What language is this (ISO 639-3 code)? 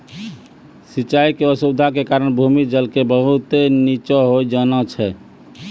mai